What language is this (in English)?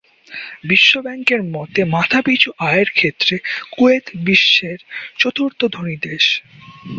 Bangla